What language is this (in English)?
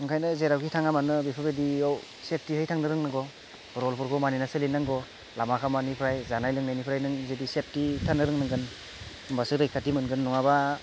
Bodo